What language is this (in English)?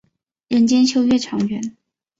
Chinese